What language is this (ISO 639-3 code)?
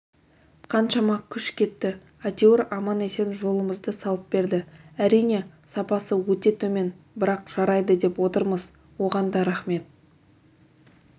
kaz